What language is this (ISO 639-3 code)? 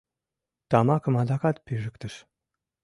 chm